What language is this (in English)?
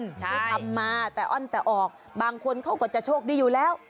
Thai